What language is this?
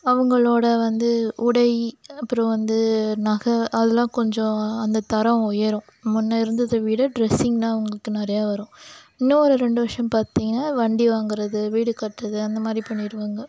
Tamil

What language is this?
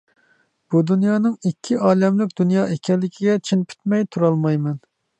Uyghur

